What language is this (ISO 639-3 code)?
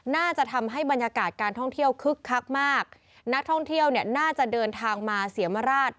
tha